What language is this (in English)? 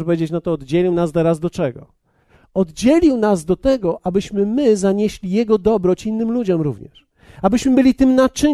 Polish